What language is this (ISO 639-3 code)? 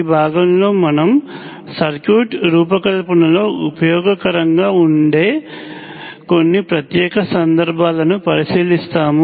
tel